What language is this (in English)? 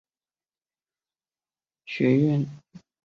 Chinese